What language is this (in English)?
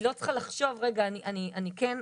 Hebrew